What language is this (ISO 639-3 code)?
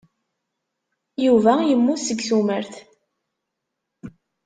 kab